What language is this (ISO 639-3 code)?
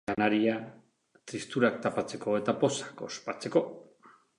eus